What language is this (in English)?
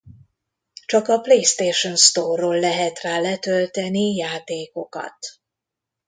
Hungarian